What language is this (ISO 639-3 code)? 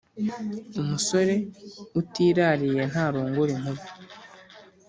kin